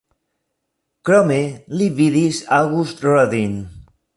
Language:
Esperanto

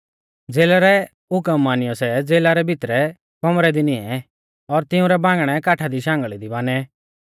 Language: Mahasu Pahari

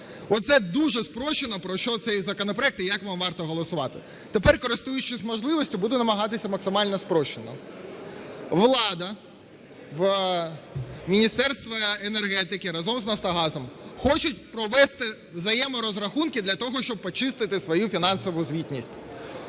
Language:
Ukrainian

